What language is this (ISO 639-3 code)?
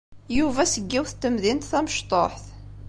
kab